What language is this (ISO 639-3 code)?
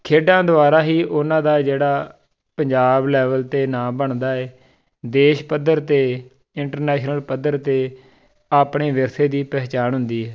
pan